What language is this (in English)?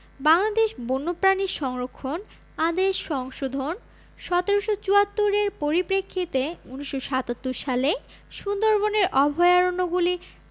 Bangla